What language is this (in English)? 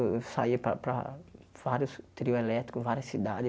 Portuguese